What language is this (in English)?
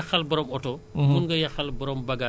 Wolof